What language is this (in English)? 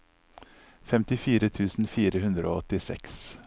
Norwegian